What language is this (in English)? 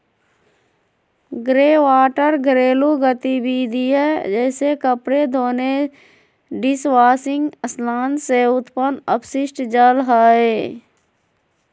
Magahi